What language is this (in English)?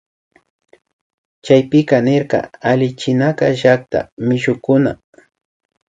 Imbabura Highland Quichua